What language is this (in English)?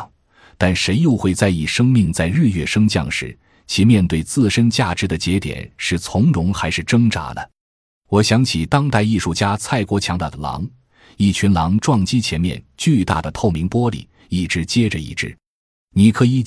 Chinese